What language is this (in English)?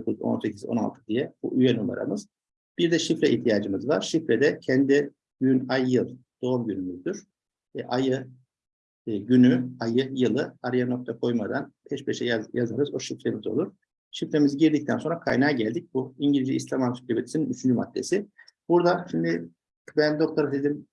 Turkish